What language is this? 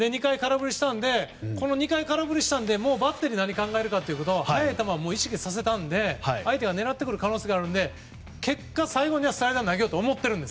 Japanese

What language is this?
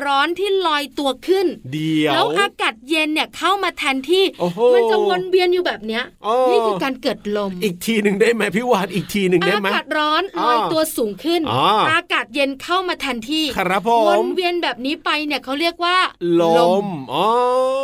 Thai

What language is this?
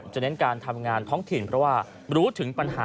Thai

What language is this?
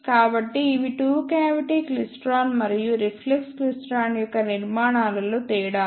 Telugu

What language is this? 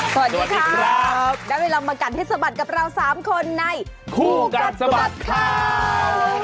Thai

